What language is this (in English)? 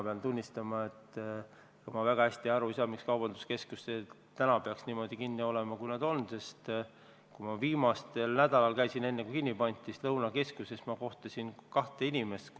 Estonian